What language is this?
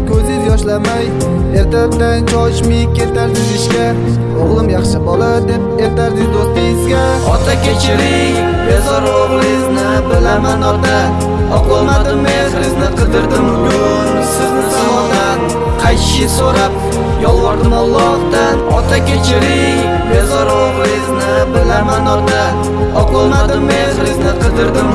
Turkish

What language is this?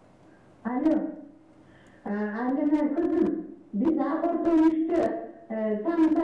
Russian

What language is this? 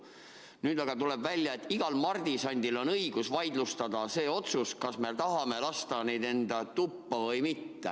Estonian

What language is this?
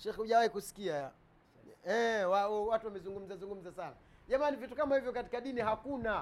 Swahili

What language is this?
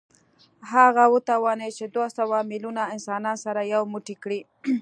Pashto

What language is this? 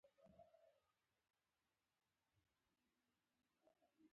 Pashto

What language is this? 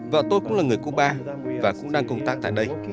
Vietnamese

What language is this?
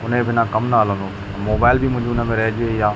Sindhi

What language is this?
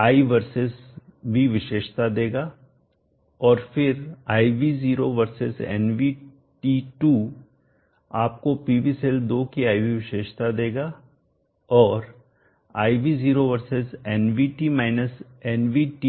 Hindi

